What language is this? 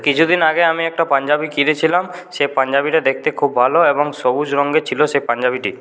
Bangla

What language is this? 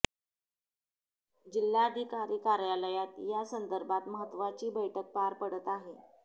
Marathi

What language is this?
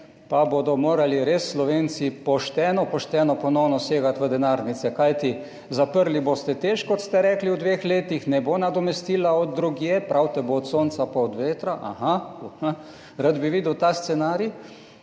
Slovenian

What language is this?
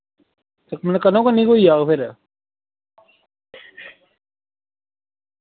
Dogri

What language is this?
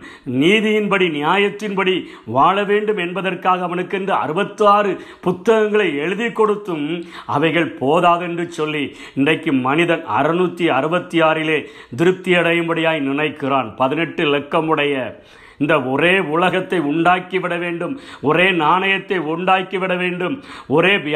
Tamil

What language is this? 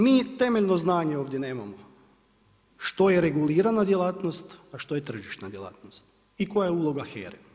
Croatian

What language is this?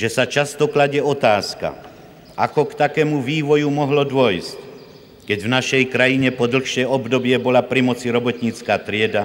Czech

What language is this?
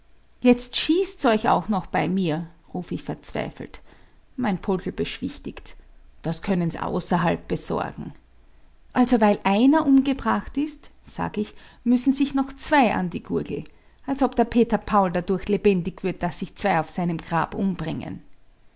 German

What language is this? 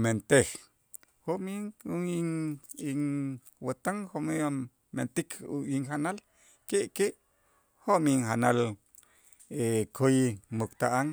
Itzá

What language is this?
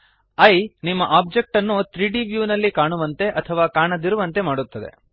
Kannada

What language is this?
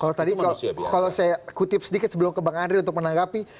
Indonesian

